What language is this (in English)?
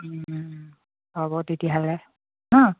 Assamese